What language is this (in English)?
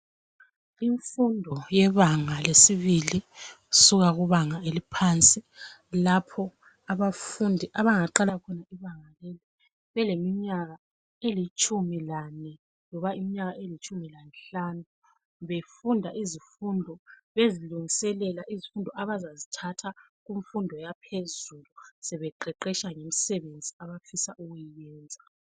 North Ndebele